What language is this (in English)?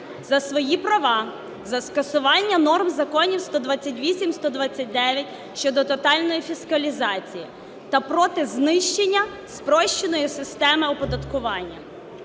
Ukrainian